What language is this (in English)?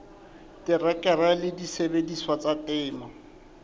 Southern Sotho